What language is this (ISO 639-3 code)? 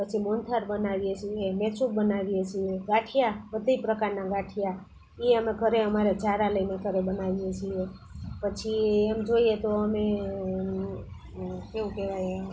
guj